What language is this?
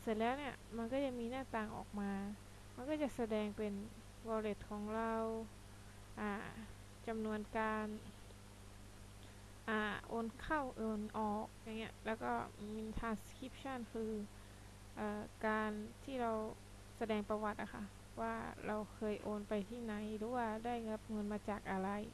Thai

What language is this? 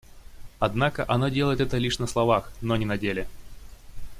Russian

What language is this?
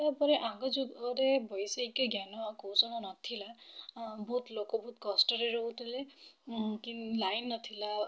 Odia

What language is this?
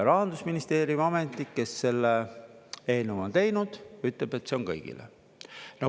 Estonian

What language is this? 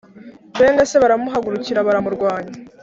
Kinyarwanda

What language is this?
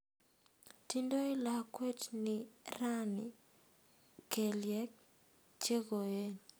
Kalenjin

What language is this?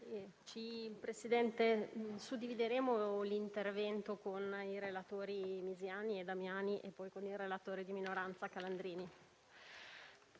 Italian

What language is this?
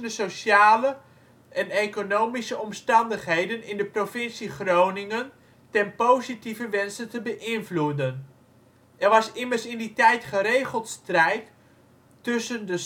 Dutch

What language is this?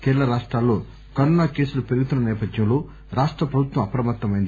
Telugu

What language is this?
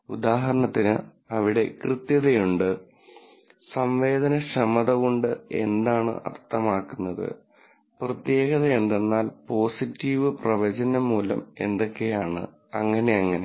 Malayalam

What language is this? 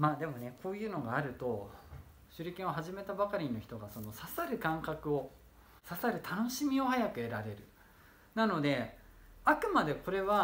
Japanese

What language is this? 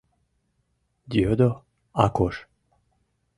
Mari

